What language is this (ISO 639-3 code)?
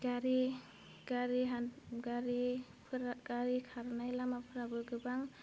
brx